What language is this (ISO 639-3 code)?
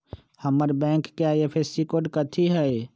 mag